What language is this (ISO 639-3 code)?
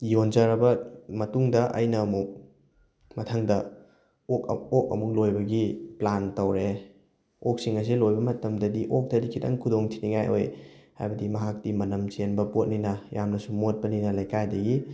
mni